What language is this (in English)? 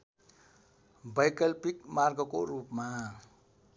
Nepali